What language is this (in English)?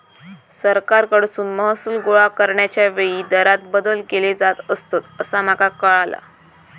Marathi